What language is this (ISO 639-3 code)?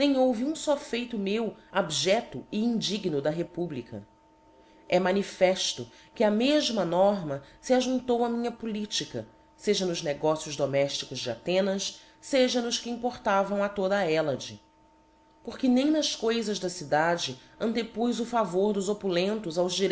por